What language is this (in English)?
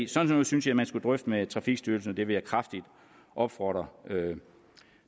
Danish